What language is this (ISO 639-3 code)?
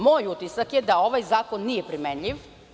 srp